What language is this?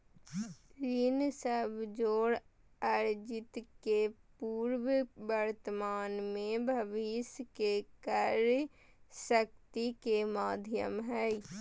Magahi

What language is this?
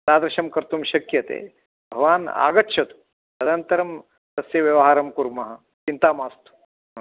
Sanskrit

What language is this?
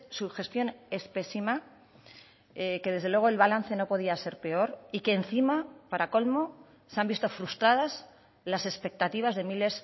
Spanish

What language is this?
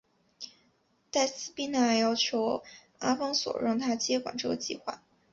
Chinese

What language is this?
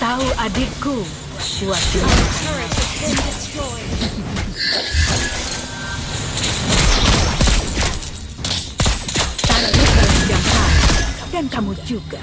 Indonesian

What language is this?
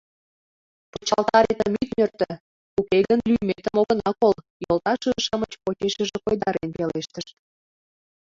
Mari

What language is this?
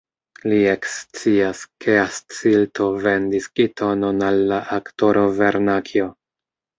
Esperanto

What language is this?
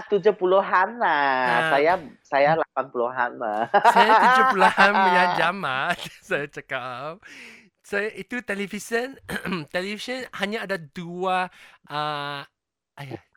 Malay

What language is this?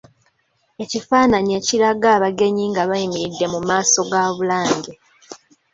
Ganda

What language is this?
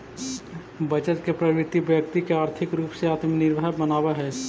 Magahi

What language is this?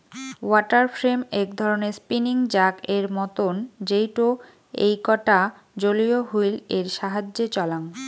Bangla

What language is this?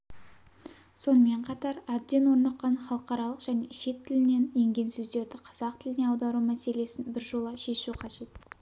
Kazakh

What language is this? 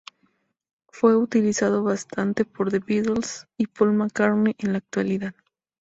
Spanish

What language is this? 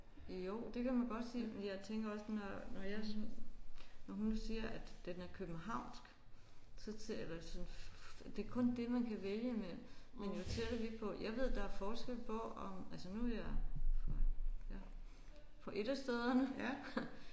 Danish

